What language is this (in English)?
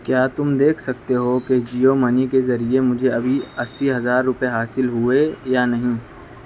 Urdu